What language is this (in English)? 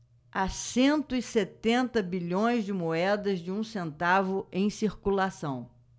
Portuguese